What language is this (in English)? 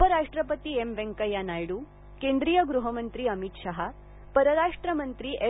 Marathi